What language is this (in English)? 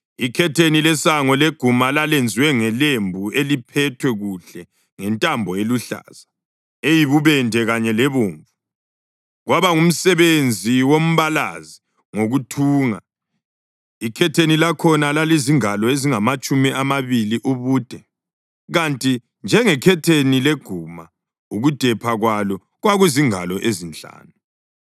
North Ndebele